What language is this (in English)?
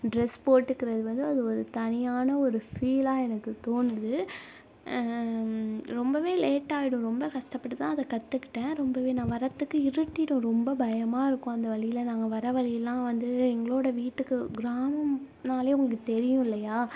Tamil